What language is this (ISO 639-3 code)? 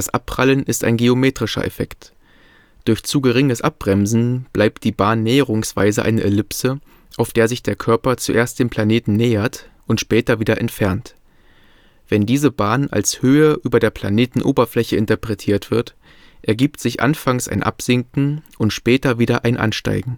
deu